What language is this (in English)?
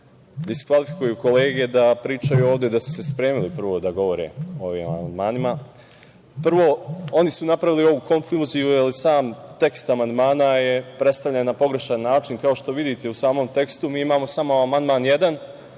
Serbian